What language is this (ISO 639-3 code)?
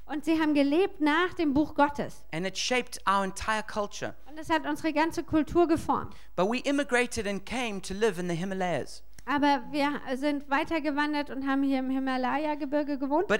deu